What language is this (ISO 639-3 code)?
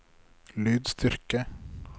nor